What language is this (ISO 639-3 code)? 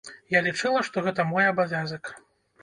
bel